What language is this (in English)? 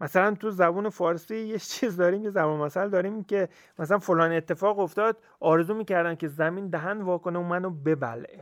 Persian